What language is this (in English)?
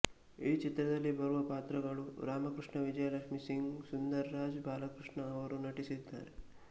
Kannada